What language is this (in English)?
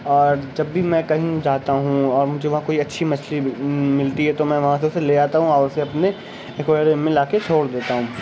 Urdu